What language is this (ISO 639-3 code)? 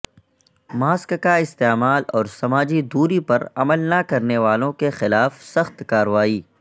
urd